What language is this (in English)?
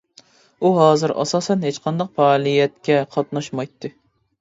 Uyghur